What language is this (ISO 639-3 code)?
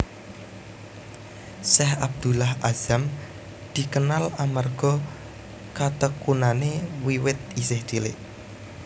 jav